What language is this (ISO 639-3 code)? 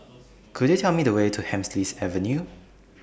eng